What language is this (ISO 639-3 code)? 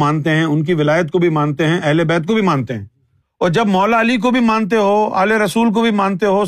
urd